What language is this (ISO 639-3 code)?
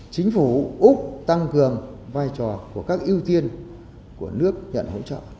vie